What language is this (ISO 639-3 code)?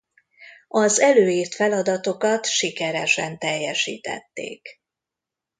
hun